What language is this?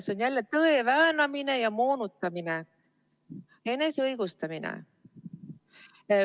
Estonian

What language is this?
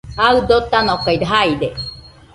Nüpode Huitoto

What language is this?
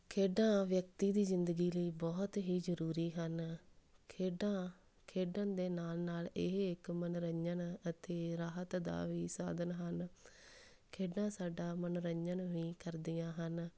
Punjabi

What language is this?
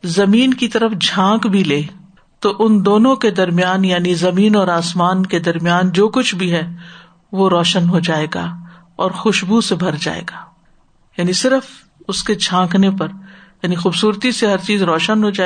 Urdu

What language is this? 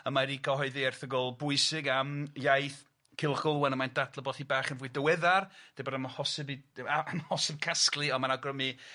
Welsh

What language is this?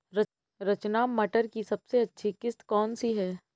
Hindi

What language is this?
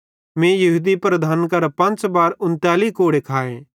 Bhadrawahi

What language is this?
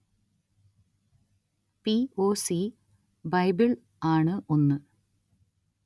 Malayalam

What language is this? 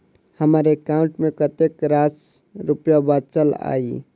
Maithili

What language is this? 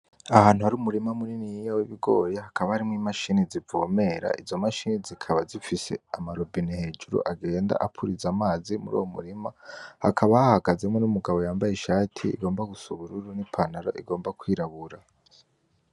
Rundi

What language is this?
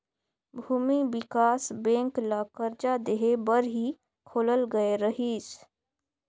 Chhattisgarhi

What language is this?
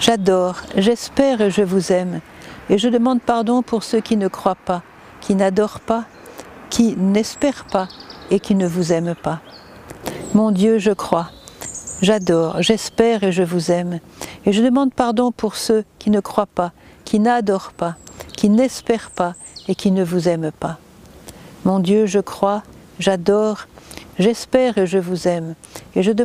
French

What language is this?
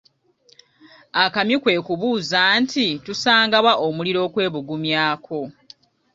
Ganda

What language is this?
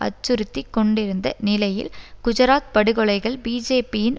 Tamil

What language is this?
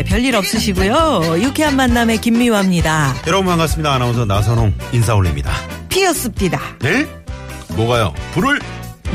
Korean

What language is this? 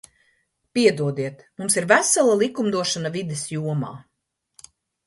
Latvian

